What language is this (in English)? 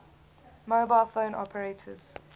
English